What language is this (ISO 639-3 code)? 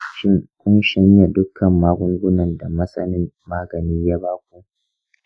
hau